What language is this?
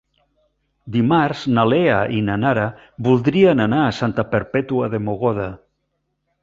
Catalan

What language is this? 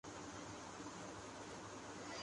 Urdu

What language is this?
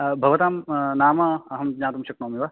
Sanskrit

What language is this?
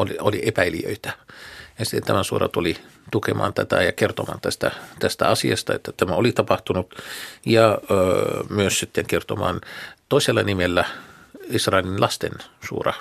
Finnish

